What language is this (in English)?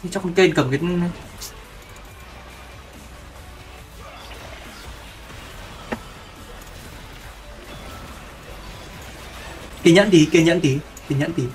Vietnamese